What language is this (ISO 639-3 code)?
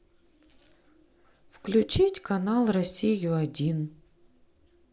rus